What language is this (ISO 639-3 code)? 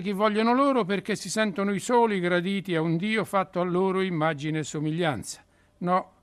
ita